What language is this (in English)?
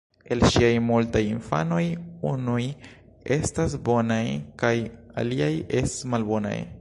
Esperanto